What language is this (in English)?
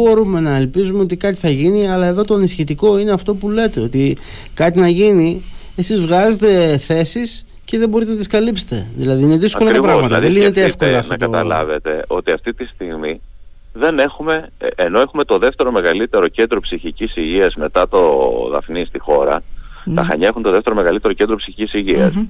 Greek